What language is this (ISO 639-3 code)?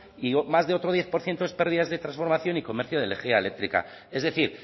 spa